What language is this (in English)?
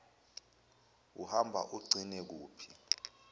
Zulu